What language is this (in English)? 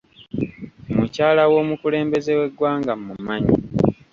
Ganda